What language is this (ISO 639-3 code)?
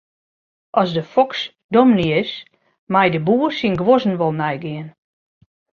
fry